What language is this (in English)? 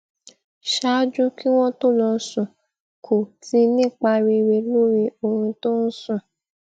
Yoruba